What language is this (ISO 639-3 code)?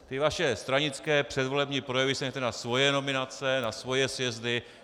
ces